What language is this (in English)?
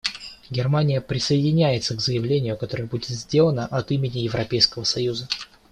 Russian